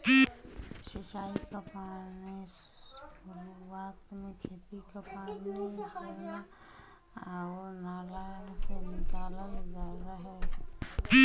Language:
Bhojpuri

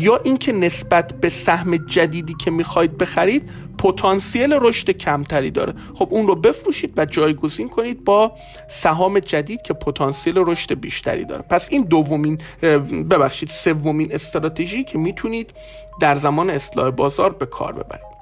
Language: Persian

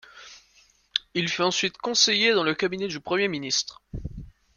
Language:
French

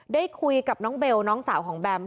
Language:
Thai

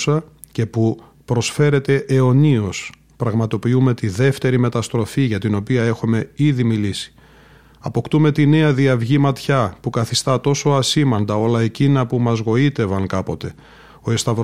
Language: Greek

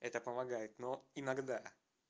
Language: Russian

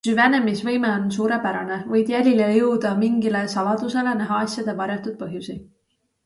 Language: Estonian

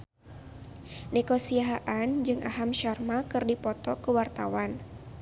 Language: Sundanese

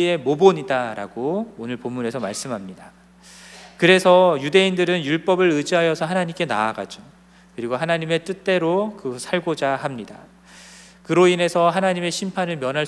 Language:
Korean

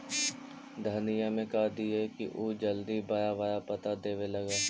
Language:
Magahi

